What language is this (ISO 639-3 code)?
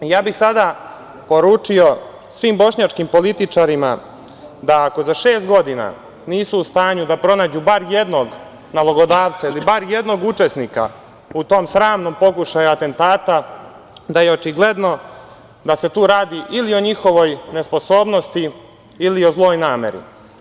srp